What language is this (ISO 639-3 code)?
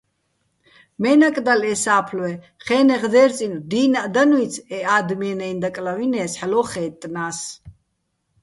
bbl